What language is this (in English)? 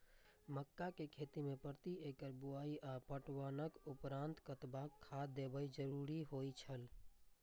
Maithili